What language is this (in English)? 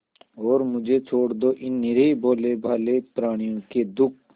Hindi